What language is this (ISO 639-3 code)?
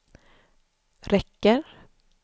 swe